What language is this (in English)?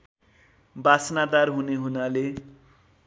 Nepali